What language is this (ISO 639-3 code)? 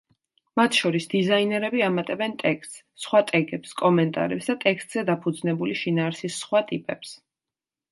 kat